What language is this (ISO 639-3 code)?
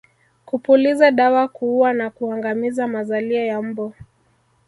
swa